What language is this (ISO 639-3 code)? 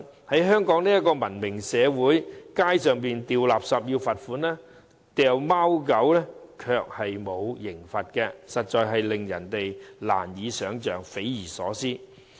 yue